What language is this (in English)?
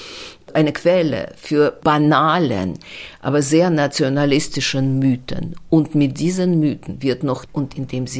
German